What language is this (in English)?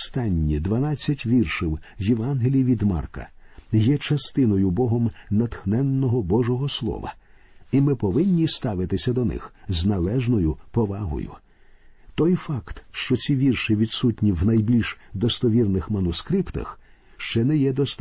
Ukrainian